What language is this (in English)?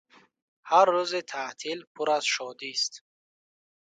Tajik